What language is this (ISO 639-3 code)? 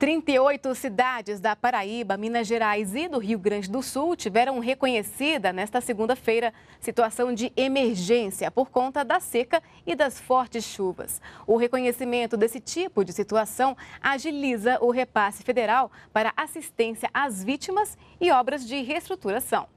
por